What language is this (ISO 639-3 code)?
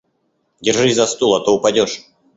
rus